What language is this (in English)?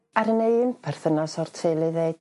Welsh